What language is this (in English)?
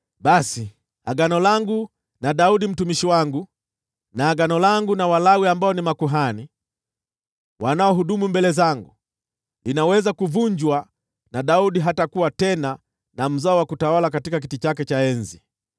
Swahili